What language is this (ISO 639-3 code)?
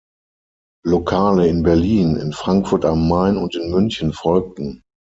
deu